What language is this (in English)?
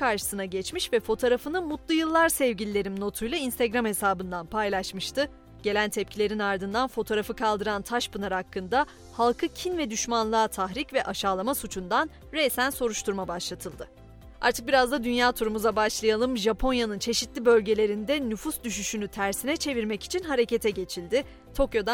Turkish